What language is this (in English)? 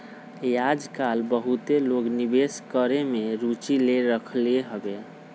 Magahi